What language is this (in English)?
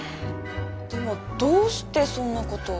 Japanese